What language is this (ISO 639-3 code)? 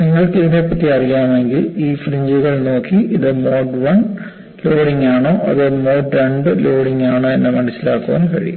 mal